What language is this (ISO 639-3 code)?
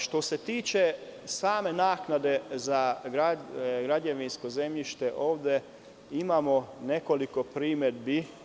srp